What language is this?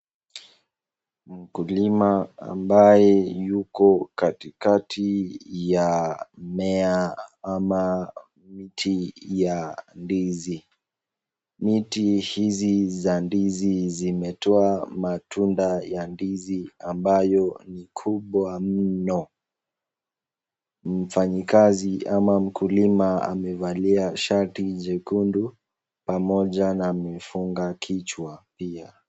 Swahili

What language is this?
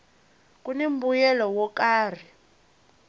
Tsonga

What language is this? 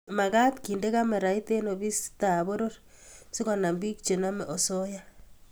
Kalenjin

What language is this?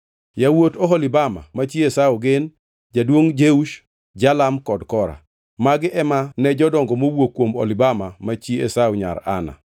Luo (Kenya and Tanzania)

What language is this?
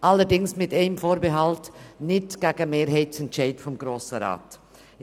Swiss German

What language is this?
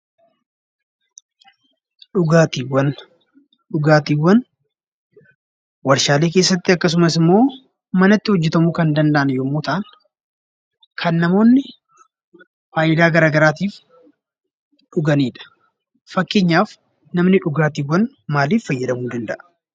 Oromo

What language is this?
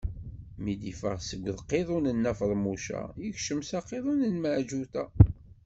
Kabyle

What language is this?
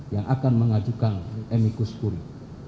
Indonesian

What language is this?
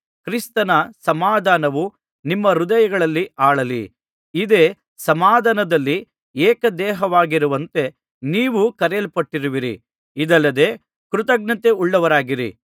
Kannada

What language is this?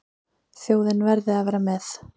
Icelandic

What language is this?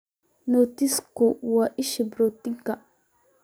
Somali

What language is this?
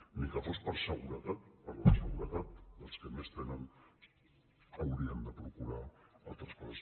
Catalan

